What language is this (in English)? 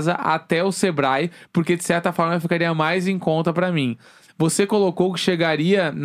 Portuguese